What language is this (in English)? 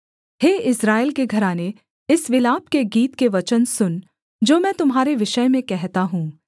Hindi